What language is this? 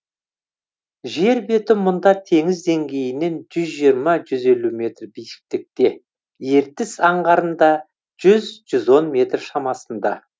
Kazakh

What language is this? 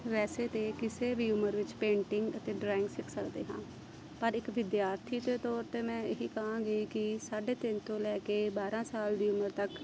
Punjabi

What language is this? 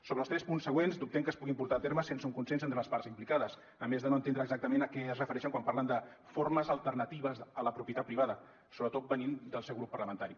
Catalan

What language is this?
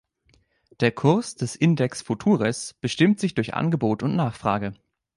German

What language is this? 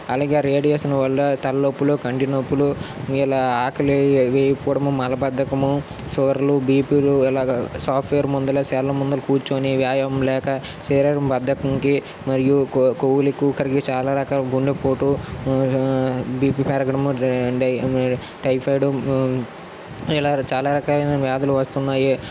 Telugu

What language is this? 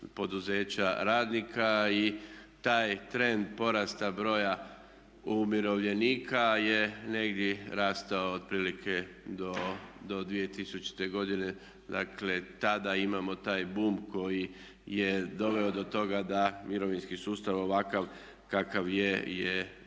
Croatian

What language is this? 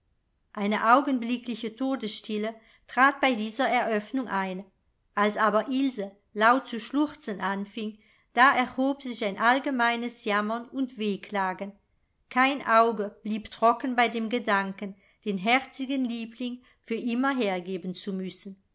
German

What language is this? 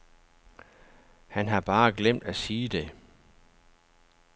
Danish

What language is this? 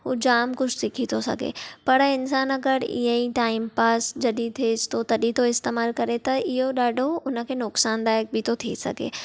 Sindhi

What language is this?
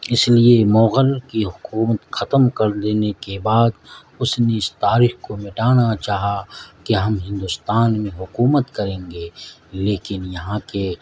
Urdu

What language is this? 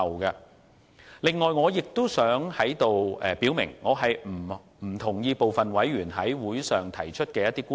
Cantonese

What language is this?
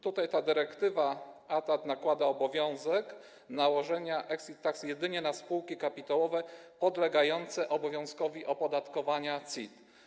Polish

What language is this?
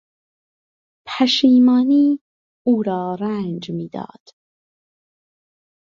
Persian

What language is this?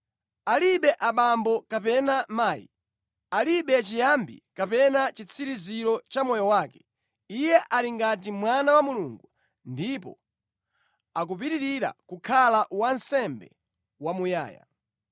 Nyanja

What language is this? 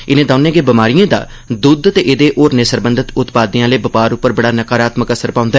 Dogri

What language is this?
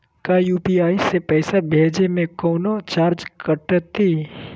Magahi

